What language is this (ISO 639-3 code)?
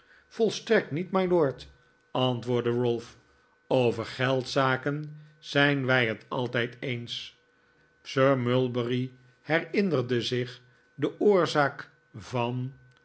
nld